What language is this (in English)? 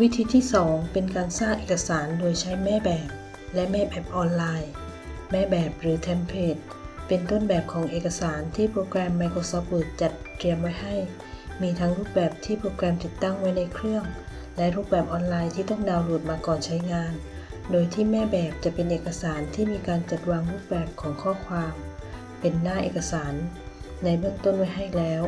Thai